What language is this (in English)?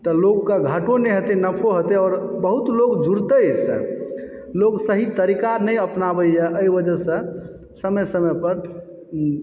Maithili